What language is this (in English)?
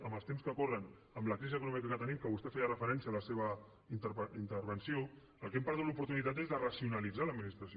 Catalan